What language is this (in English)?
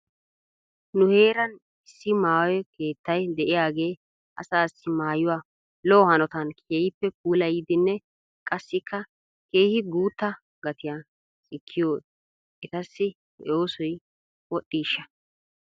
Wolaytta